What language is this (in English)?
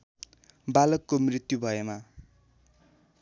Nepali